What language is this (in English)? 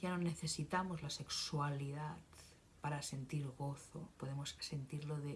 Spanish